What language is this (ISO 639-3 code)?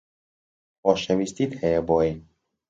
ckb